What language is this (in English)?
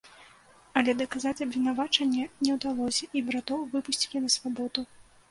Belarusian